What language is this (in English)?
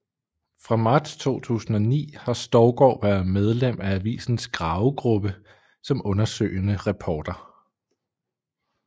Danish